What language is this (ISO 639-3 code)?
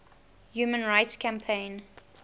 eng